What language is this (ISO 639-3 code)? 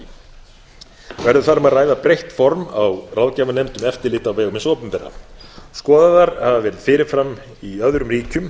isl